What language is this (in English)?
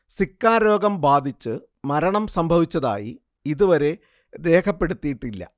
Malayalam